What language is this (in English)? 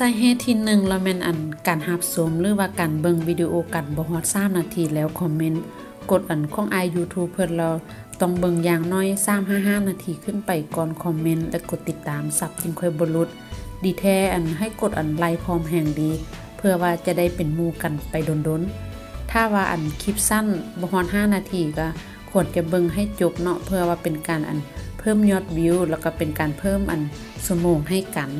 Thai